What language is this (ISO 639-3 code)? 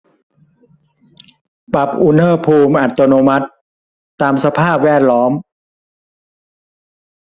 tha